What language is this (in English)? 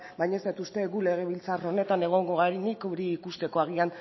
Basque